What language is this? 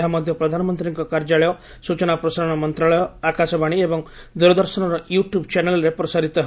Odia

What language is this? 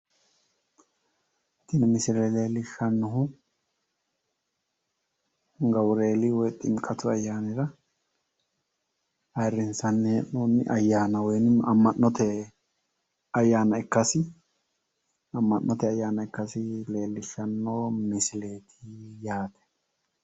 Sidamo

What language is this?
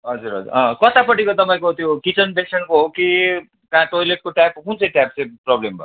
Nepali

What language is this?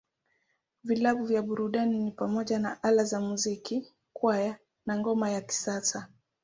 Swahili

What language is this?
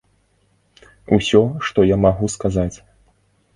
Belarusian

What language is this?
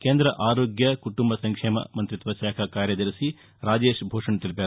Telugu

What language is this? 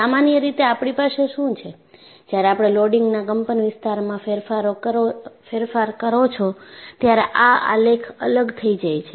Gujarati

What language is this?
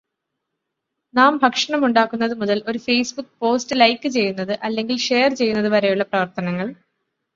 Malayalam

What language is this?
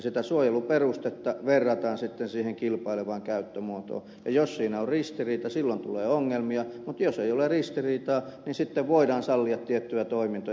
Finnish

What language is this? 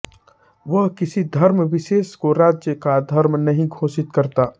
Hindi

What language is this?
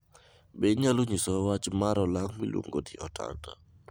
Luo (Kenya and Tanzania)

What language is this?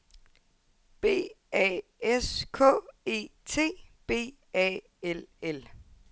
Danish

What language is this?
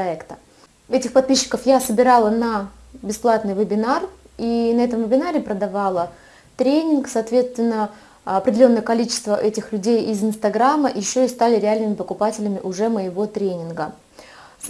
Russian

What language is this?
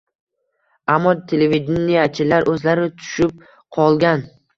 Uzbek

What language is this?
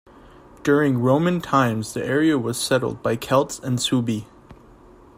English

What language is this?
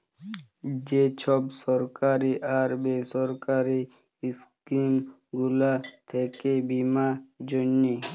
Bangla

